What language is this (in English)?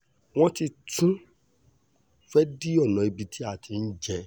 Yoruba